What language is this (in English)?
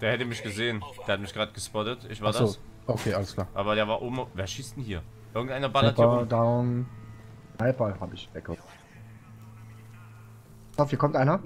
German